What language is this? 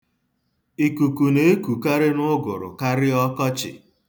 Igbo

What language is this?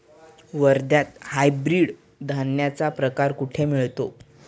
Marathi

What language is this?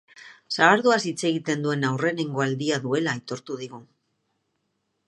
Basque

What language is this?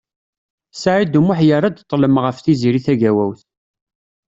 Kabyle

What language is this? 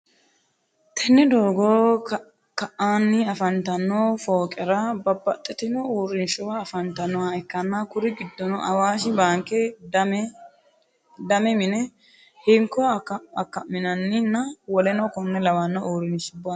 Sidamo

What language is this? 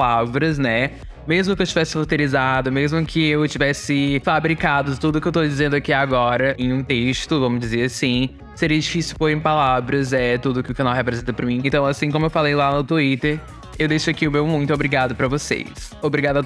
Portuguese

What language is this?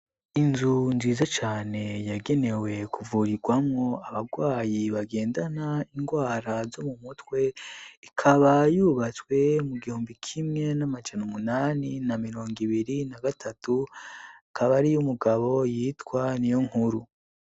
Rundi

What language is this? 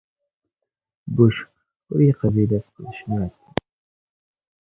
Kabyle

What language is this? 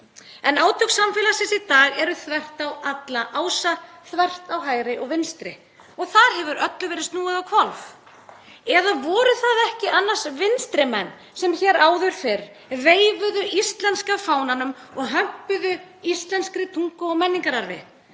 Icelandic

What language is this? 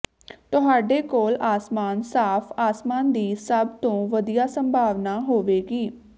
Punjabi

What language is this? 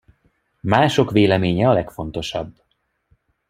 Hungarian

